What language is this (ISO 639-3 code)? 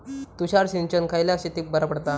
mar